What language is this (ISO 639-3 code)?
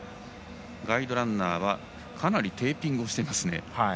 jpn